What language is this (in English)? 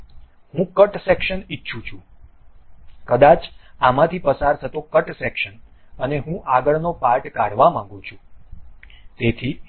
Gujarati